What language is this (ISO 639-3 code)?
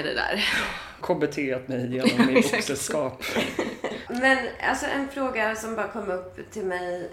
swe